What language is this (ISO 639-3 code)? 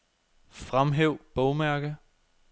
dan